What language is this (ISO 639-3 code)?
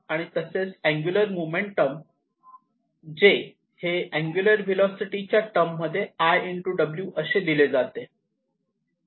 mar